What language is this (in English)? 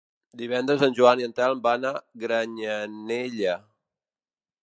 Catalan